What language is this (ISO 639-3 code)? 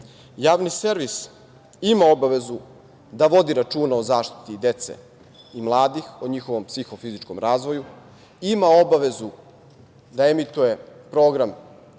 srp